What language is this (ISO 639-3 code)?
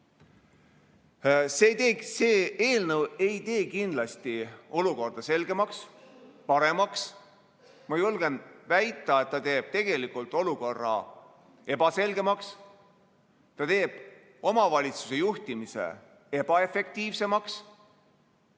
est